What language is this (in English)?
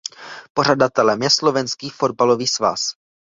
Czech